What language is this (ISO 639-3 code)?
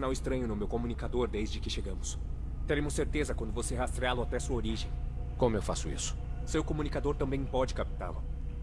por